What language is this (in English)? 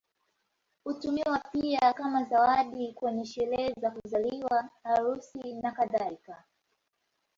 Swahili